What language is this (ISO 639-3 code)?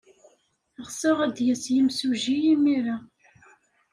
kab